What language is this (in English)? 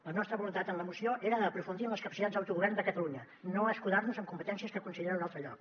Catalan